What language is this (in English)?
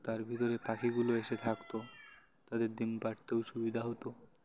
Bangla